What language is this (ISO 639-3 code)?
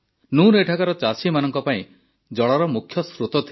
ori